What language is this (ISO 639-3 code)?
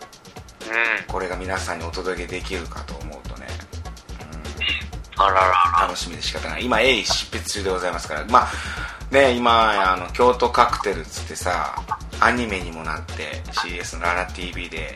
jpn